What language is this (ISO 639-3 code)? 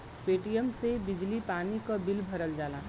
bho